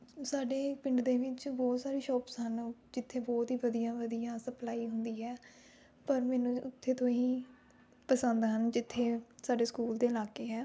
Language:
Punjabi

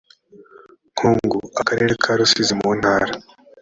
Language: Kinyarwanda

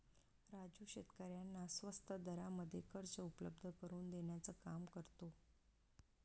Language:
Marathi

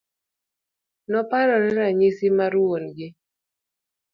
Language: Luo (Kenya and Tanzania)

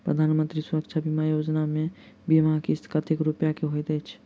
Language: Maithili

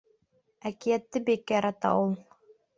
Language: Bashkir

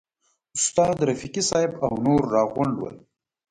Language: Pashto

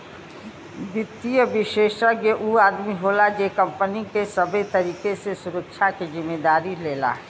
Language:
Bhojpuri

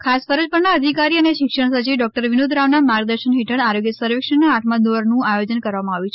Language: Gujarati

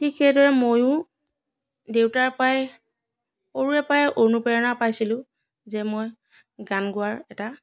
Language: Assamese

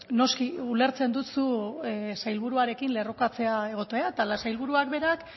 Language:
Basque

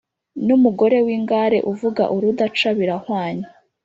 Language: Kinyarwanda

